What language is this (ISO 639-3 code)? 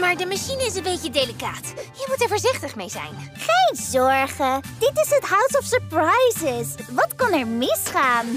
nld